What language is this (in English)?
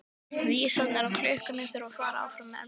Icelandic